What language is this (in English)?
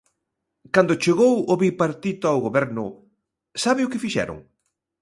Galician